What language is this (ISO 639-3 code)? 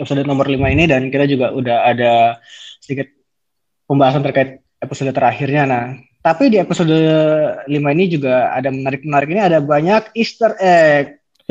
ind